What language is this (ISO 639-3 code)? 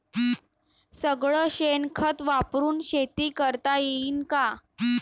mar